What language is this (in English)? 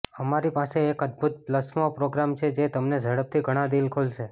Gujarati